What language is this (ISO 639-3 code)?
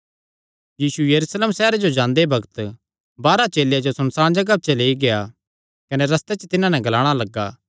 xnr